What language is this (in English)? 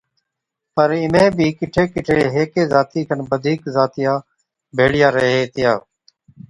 Od